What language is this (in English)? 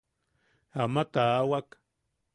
Yaqui